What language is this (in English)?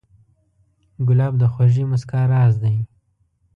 Pashto